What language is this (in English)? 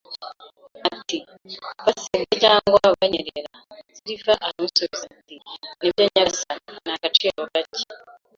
Kinyarwanda